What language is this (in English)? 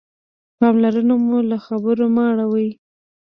Pashto